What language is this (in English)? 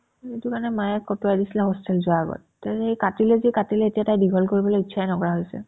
Assamese